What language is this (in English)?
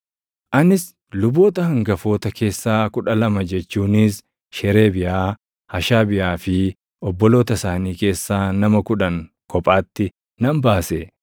Oromo